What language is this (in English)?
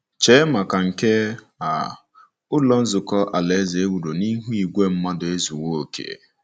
Igbo